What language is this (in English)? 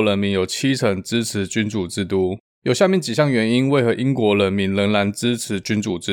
Chinese